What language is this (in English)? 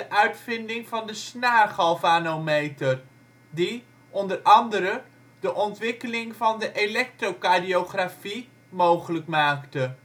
Dutch